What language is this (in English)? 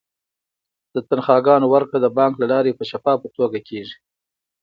Pashto